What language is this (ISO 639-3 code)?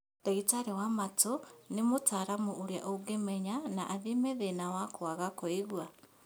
kik